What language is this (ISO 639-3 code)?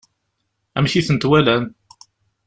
kab